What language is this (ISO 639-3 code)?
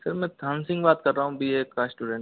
hin